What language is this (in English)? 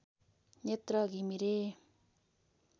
Nepali